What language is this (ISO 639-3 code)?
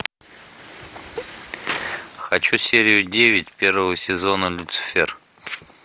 rus